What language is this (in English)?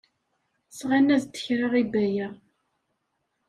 Kabyle